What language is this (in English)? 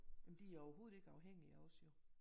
Danish